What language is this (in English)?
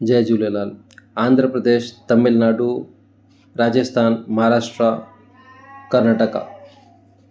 Sindhi